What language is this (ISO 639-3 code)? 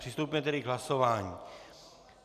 ces